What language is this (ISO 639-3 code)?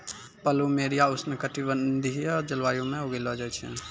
mai